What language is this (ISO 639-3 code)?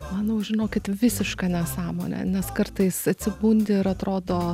lit